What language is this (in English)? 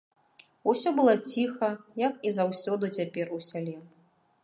Belarusian